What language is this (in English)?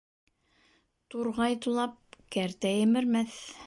Bashkir